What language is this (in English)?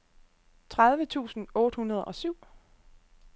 Danish